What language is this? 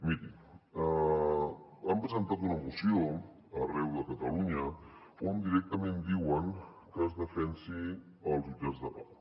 Catalan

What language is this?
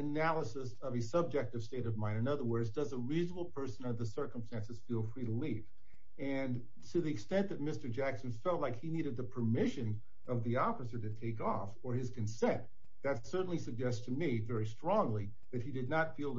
English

